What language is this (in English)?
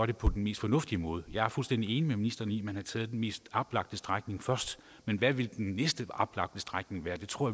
Danish